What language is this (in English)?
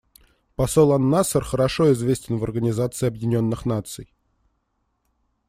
Russian